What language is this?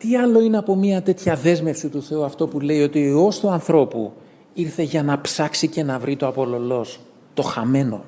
Greek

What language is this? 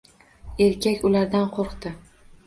Uzbek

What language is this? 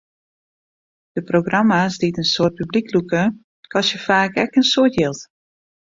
Western Frisian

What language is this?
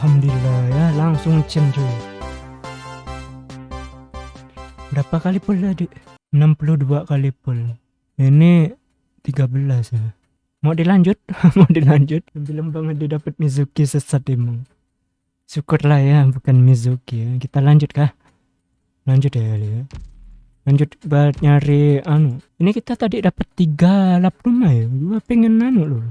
Indonesian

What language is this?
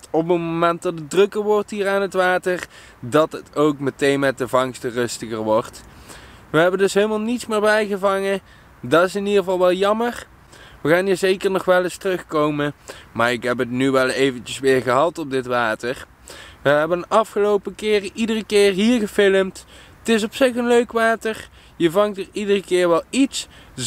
Dutch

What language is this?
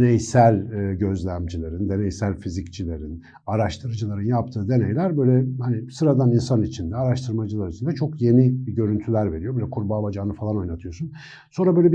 Turkish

